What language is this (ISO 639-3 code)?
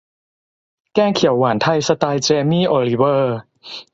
tha